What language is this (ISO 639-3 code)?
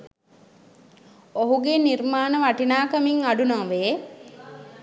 sin